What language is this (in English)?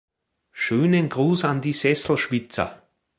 German